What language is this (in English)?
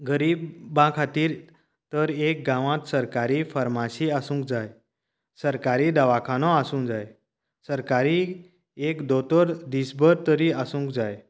Konkani